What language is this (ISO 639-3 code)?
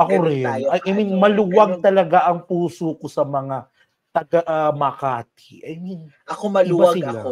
fil